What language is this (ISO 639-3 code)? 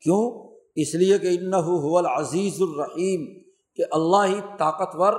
urd